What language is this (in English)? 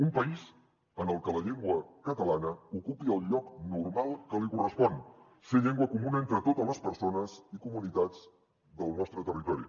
Catalan